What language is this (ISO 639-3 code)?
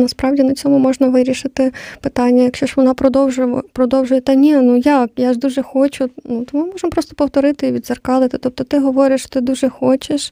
ukr